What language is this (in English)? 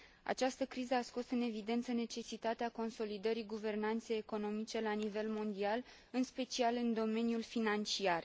Romanian